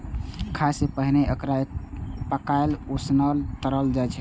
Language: Maithili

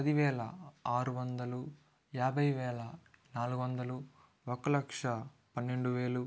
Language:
Telugu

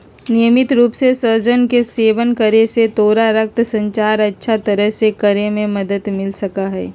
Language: Magahi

